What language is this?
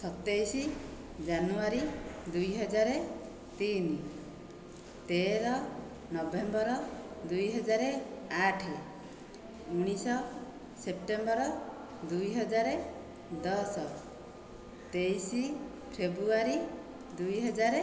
Odia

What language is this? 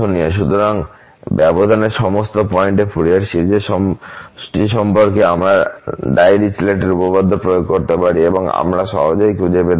Bangla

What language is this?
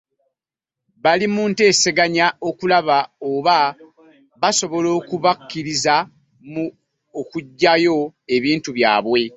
Ganda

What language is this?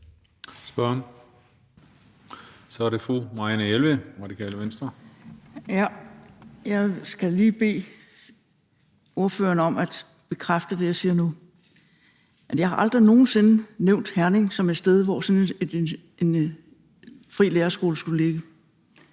Danish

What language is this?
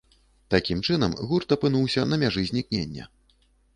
Belarusian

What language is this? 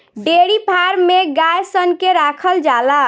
Bhojpuri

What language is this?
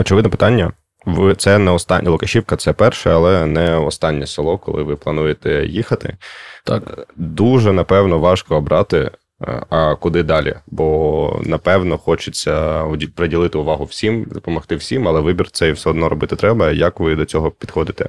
Ukrainian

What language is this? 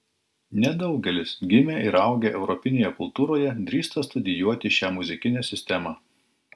Lithuanian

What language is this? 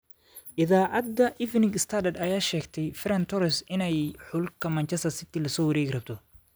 Somali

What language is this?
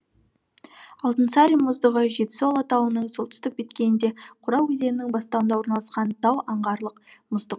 Kazakh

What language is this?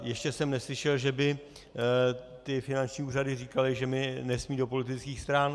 Czech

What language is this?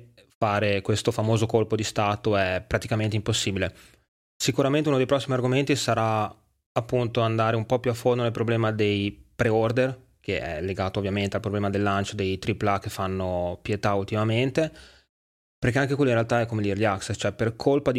Italian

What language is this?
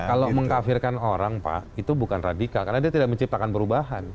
Indonesian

